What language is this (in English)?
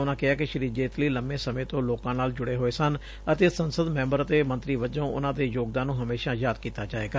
Punjabi